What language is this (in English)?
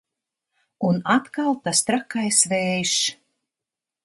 Latvian